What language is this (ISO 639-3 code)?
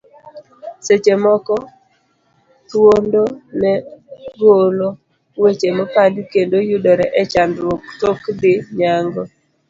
luo